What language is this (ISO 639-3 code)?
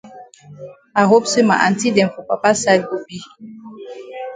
wes